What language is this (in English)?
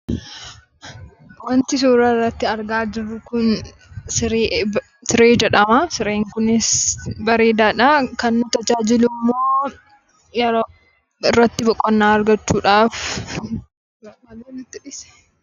Oromo